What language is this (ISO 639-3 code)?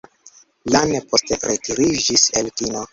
epo